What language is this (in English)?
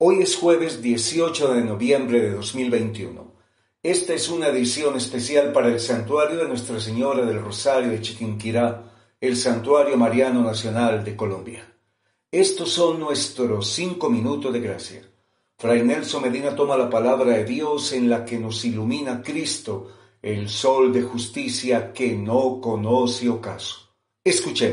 Spanish